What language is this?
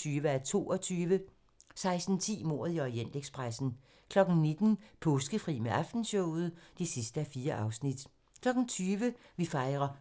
Danish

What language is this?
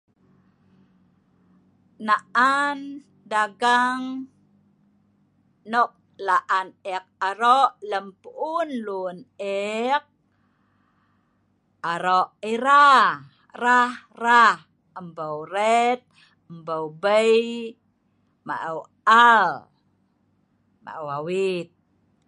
Sa'ban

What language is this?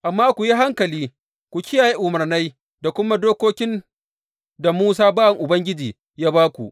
Hausa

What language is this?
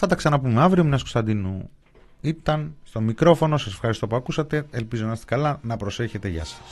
Greek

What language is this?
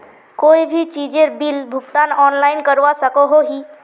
Magahi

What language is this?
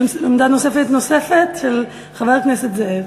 Hebrew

